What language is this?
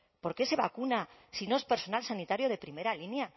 Spanish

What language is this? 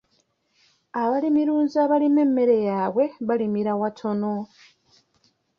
Ganda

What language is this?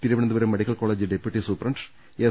Malayalam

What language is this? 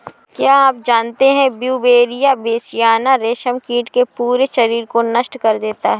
Hindi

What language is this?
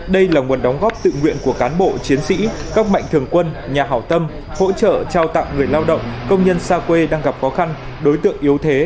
Vietnamese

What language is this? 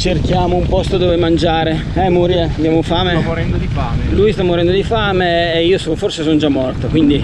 Italian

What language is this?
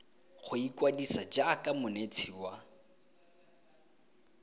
Tswana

